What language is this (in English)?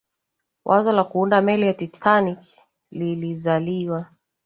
Swahili